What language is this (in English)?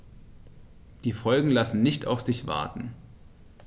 German